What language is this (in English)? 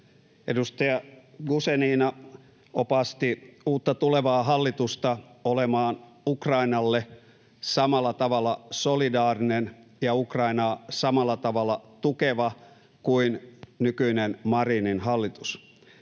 Finnish